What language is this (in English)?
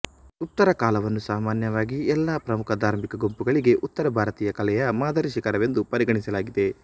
Kannada